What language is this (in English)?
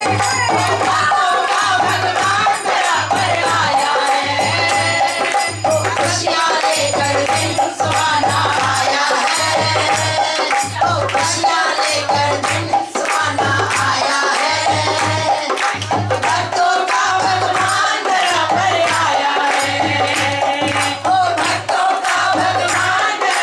Indonesian